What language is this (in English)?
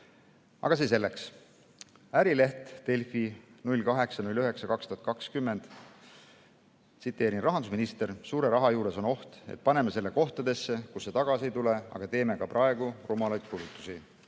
Estonian